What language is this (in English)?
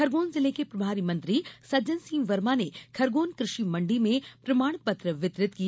Hindi